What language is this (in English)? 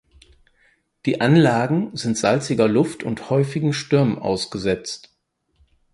German